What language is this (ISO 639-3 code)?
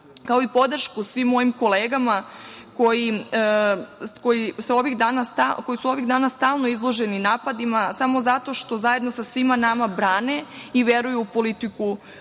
srp